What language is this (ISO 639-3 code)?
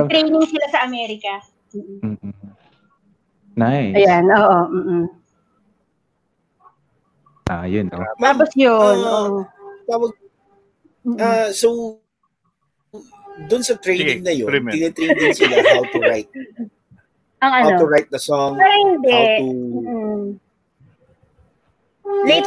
fil